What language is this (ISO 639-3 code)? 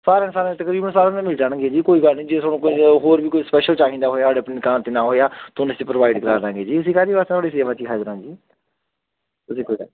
pan